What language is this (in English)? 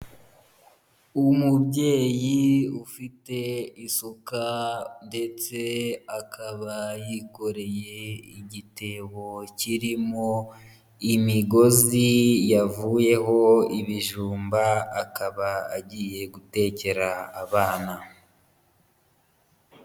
Kinyarwanda